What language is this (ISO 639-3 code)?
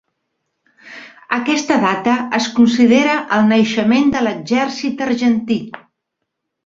cat